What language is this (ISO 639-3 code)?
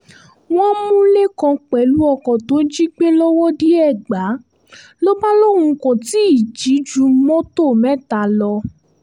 yor